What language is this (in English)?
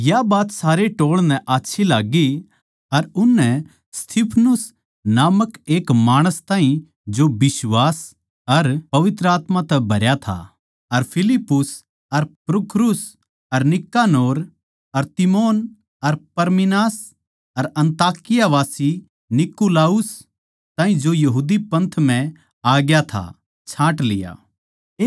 Haryanvi